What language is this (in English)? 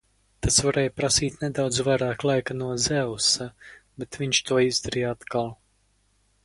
Latvian